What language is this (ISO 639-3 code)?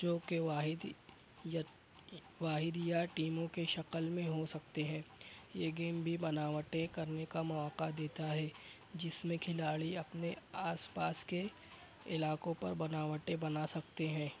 urd